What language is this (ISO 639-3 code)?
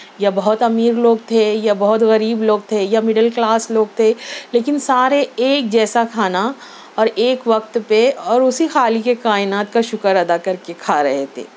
urd